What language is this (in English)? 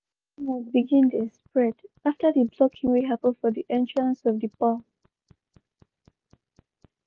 Nigerian Pidgin